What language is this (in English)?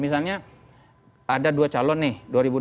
Indonesian